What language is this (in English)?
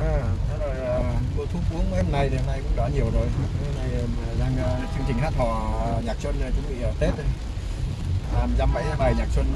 Vietnamese